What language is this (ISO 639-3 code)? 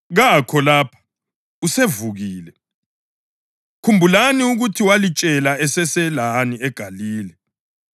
nde